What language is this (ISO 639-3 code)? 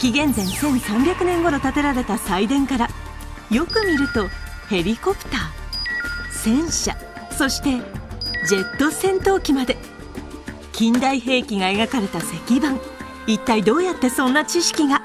jpn